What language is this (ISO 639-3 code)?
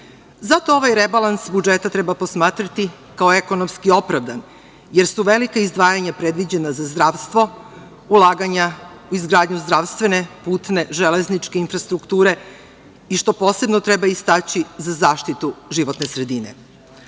srp